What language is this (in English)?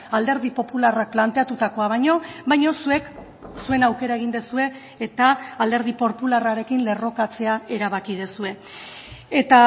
Basque